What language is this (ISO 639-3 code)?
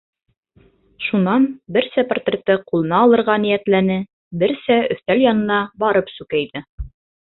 bak